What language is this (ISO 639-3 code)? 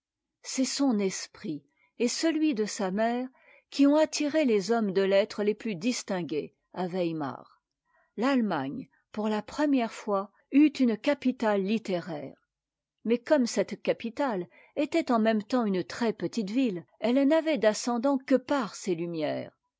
fra